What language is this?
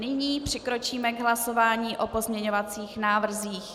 Czech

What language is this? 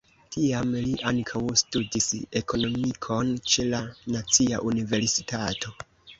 Esperanto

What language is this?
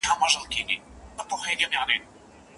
Pashto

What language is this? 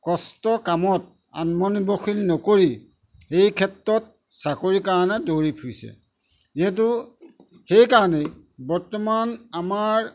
Assamese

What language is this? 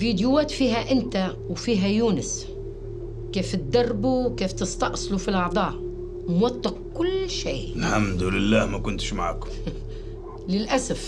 Arabic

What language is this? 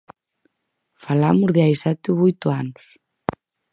Galician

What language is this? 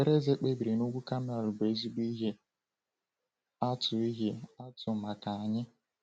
Igbo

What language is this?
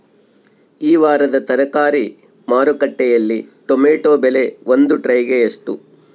Kannada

